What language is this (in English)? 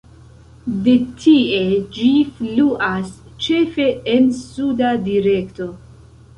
Esperanto